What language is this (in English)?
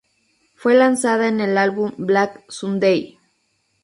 Spanish